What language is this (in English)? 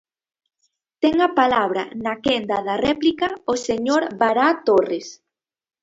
Galician